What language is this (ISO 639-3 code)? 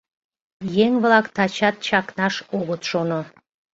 chm